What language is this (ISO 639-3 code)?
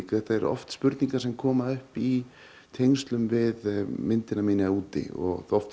isl